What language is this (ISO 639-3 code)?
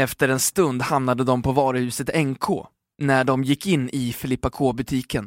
swe